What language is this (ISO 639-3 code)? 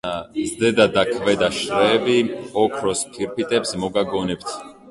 kat